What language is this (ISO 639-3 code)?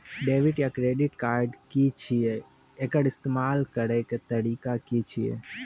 mai